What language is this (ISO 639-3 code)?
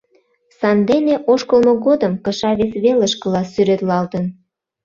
chm